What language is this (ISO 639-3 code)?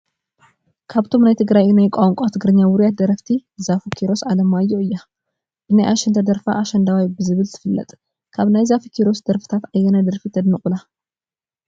tir